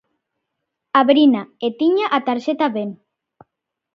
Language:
Galician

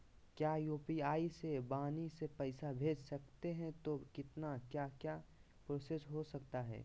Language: Magahi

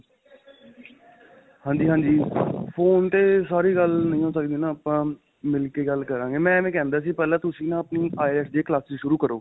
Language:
Punjabi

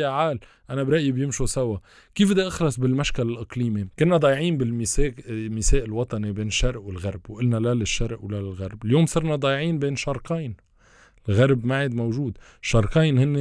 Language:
Arabic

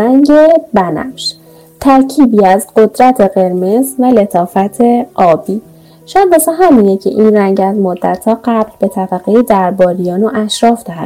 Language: Persian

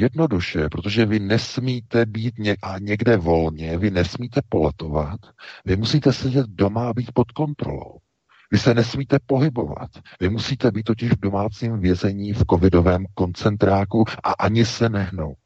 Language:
Czech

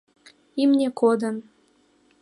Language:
Mari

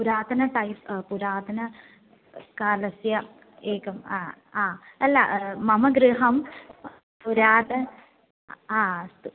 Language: Sanskrit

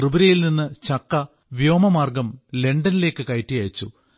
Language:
Malayalam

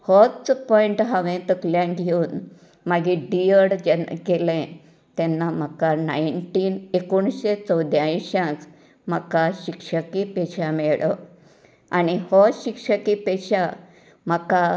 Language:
Konkani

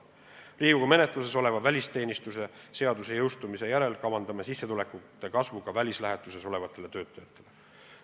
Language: Estonian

